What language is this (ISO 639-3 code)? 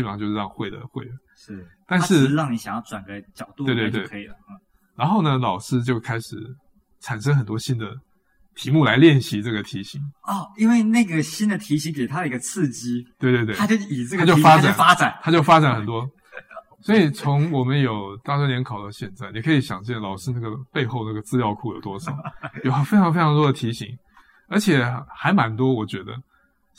zho